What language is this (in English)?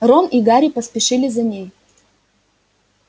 Russian